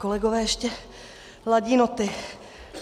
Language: Czech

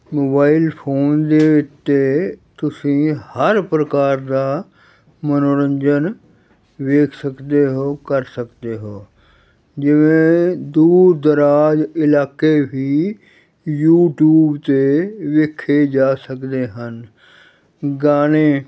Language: Punjabi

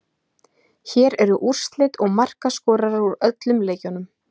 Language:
Icelandic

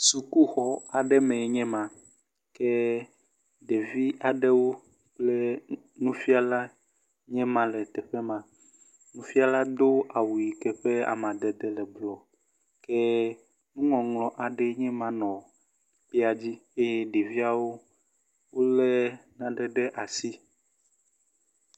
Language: Ewe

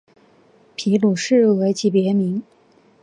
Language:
Chinese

